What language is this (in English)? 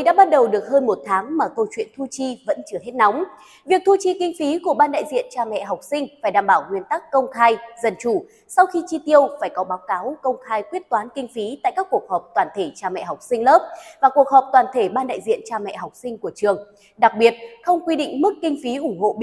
Vietnamese